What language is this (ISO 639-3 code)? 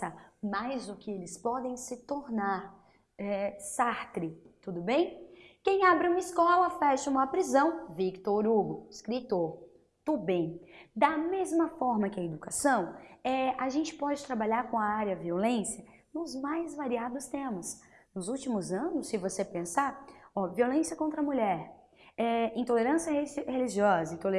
por